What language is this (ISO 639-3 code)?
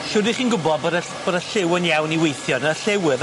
cym